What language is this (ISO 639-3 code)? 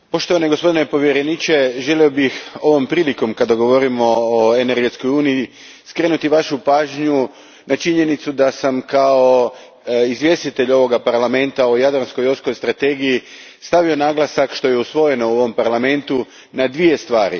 hrv